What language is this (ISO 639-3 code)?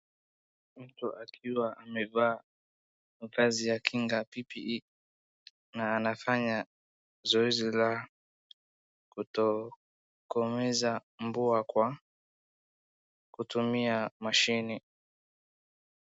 swa